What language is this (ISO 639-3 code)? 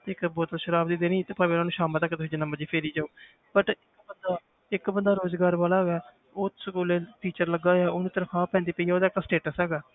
pan